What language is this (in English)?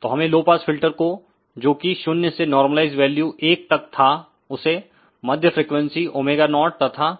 Hindi